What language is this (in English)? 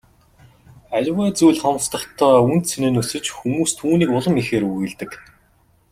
Mongolian